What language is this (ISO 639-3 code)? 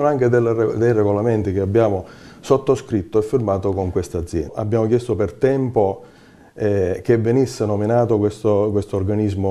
ita